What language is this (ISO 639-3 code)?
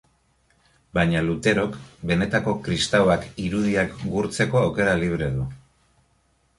eus